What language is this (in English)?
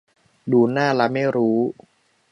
Thai